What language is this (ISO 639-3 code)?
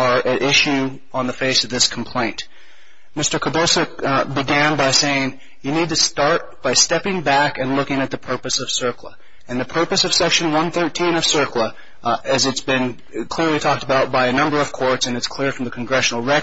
eng